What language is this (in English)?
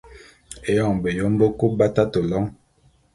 Bulu